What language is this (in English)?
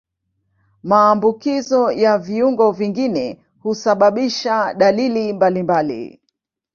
Swahili